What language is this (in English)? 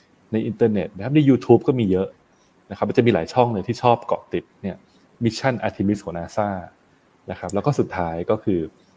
Thai